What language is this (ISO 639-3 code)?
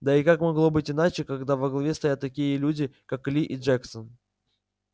rus